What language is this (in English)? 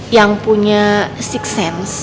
Indonesian